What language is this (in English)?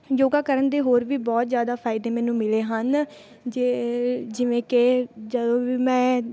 Punjabi